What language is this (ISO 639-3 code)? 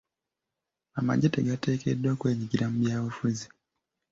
lug